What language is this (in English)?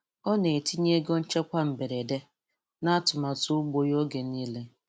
Igbo